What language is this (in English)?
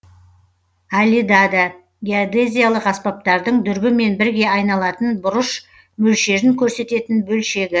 Kazakh